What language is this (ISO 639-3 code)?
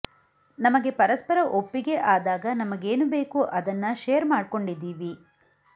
kan